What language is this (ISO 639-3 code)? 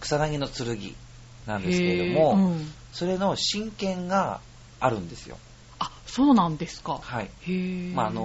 jpn